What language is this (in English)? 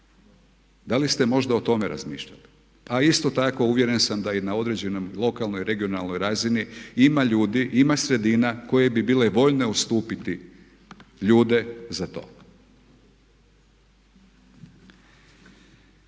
Croatian